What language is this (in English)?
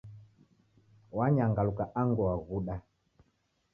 Taita